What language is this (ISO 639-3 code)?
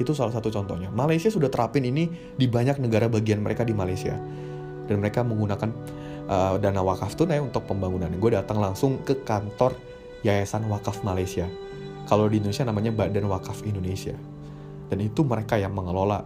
ind